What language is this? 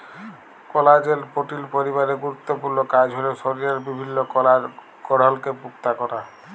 Bangla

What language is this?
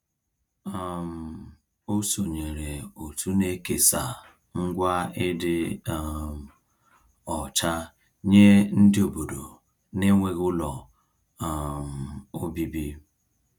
Igbo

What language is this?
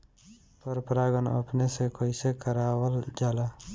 Bhojpuri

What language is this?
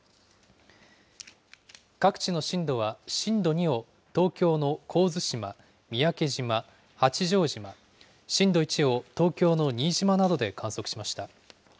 Japanese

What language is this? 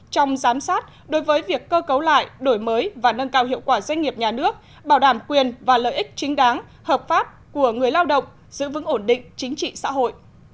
Vietnamese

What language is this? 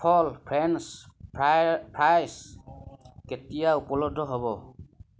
Assamese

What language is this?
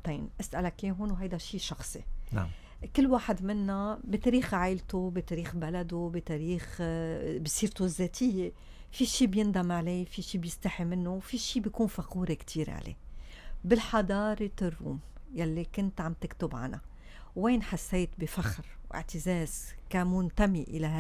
Arabic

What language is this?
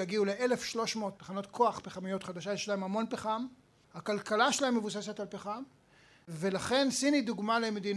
Hebrew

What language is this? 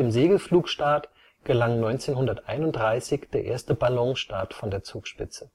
German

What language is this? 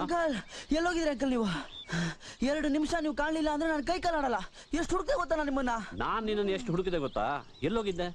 Kannada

